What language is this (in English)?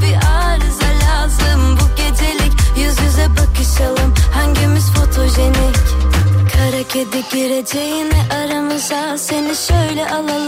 Turkish